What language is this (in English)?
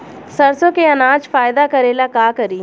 Bhojpuri